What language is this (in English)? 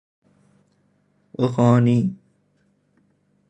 Persian